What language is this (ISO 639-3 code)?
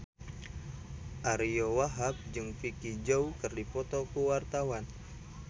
sun